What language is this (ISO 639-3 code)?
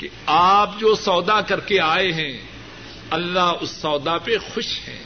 urd